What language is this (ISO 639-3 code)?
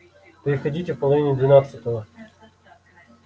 rus